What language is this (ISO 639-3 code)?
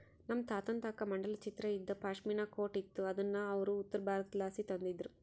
kan